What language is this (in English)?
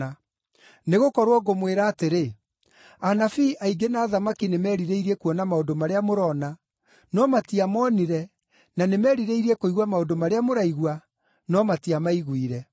Kikuyu